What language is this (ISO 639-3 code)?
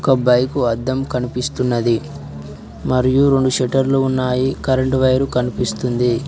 tel